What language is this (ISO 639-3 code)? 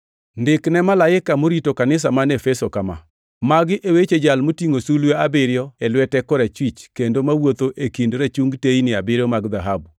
luo